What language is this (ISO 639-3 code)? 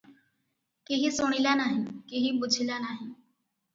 ori